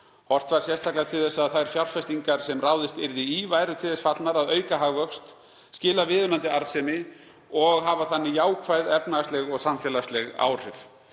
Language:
Icelandic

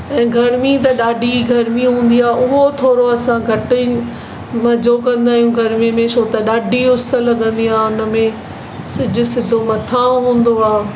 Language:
Sindhi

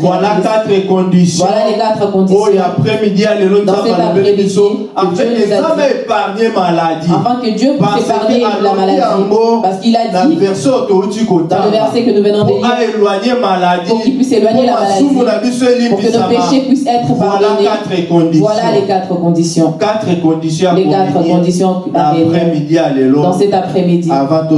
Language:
French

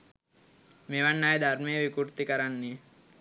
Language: Sinhala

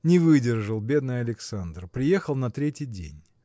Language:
Russian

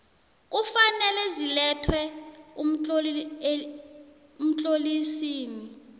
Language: South Ndebele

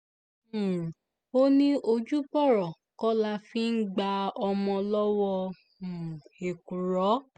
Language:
Yoruba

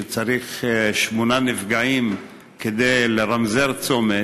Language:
Hebrew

